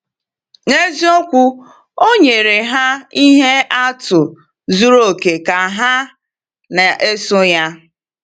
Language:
Igbo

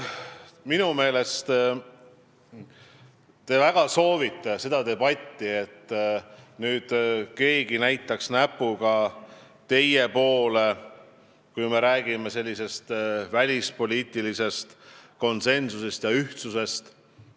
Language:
Estonian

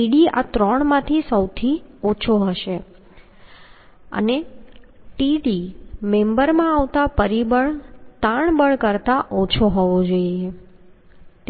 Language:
Gujarati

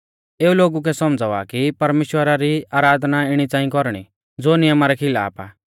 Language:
Mahasu Pahari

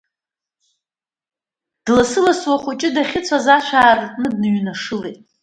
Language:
Abkhazian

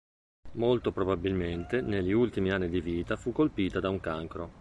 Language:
Italian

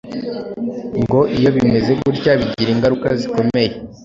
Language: Kinyarwanda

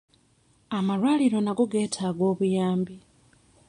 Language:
Ganda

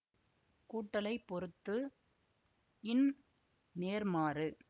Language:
Tamil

